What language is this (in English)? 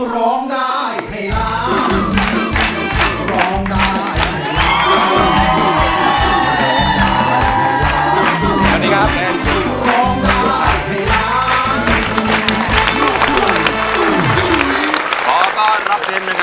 Thai